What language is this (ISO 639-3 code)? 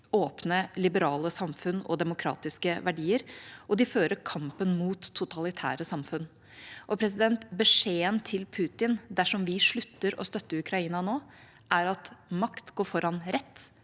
nor